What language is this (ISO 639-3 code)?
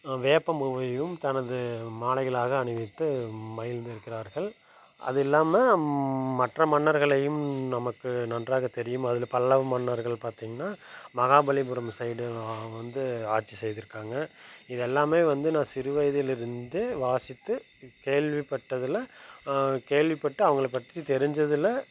tam